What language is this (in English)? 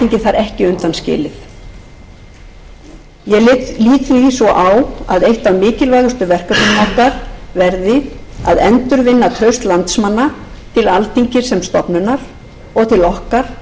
Icelandic